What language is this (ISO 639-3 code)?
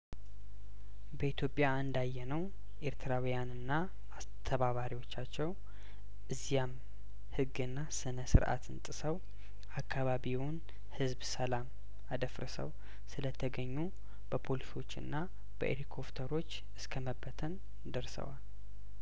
amh